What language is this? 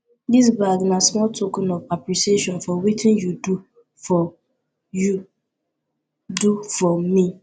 Nigerian Pidgin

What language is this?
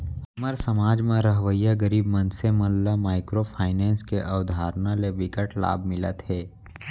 Chhattisgarhi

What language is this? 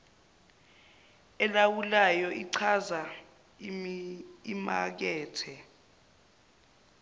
Zulu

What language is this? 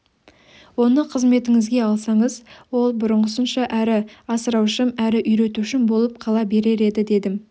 Kazakh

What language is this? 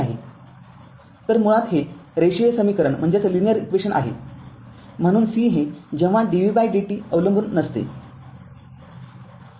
Marathi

